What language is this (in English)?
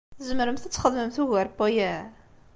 Kabyle